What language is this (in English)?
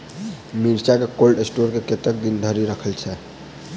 Maithili